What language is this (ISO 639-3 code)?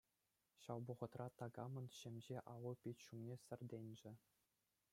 chv